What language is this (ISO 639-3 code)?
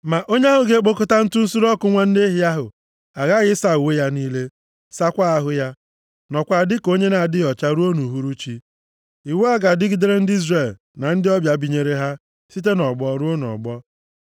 ibo